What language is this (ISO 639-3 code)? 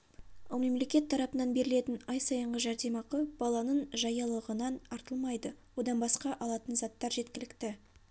kaz